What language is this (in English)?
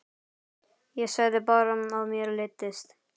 Icelandic